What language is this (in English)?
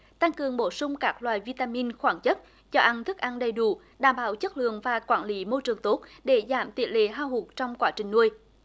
Vietnamese